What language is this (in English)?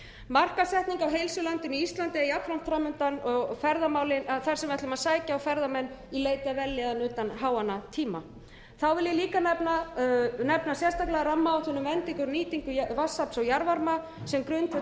Icelandic